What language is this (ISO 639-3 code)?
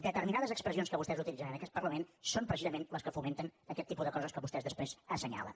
cat